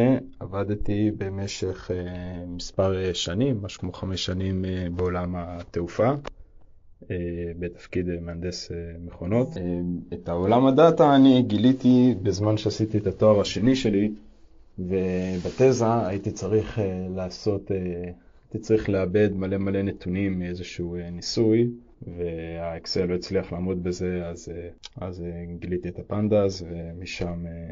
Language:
Hebrew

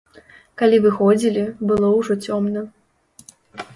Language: Belarusian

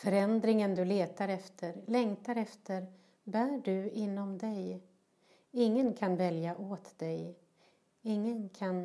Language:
Swedish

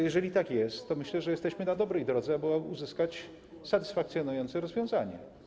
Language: Polish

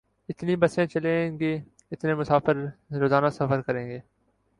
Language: Urdu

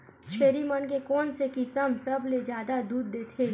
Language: Chhattisgarhi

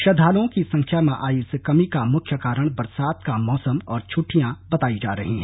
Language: Hindi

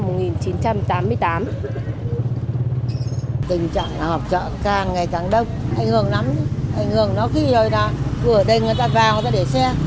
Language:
Vietnamese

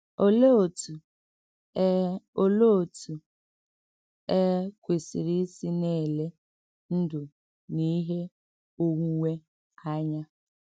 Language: Igbo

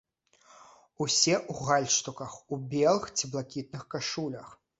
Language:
Belarusian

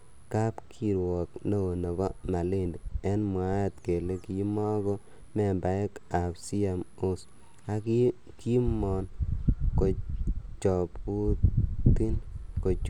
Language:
Kalenjin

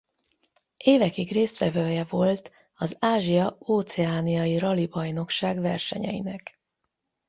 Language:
Hungarian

